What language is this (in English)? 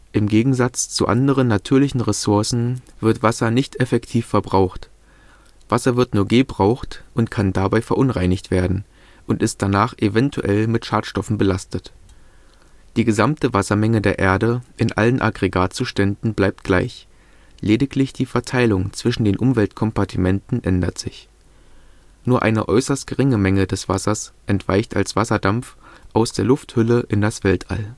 German